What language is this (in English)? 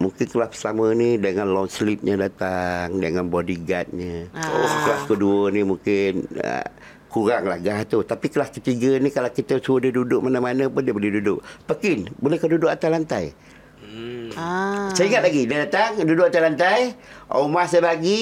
Malay